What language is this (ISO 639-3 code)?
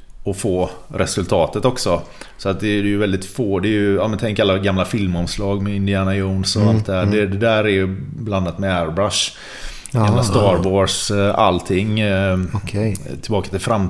swe